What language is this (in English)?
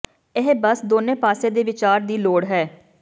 Punjabi